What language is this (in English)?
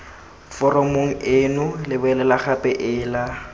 Tswana